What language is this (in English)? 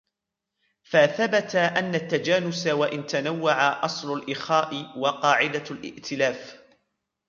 Arabic